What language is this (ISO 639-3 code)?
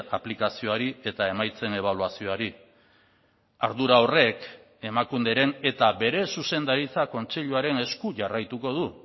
eus